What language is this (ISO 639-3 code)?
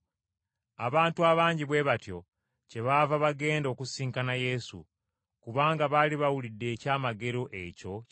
lug